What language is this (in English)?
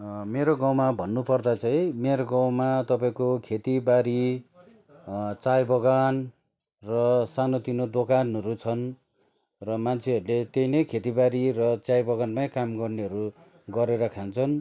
Nepali